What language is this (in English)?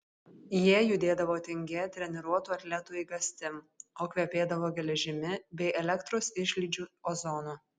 Lithuanian